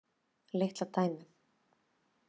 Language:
Icelandic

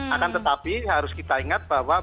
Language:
Indonesian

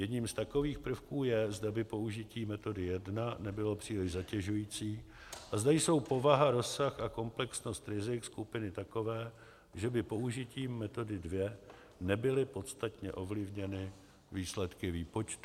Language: Czech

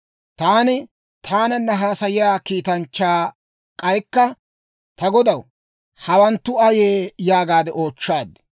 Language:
Dawro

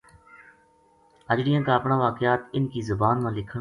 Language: Gujari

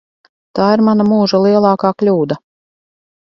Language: Latvian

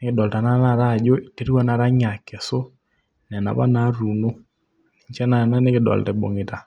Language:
Masai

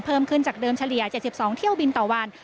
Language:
Thai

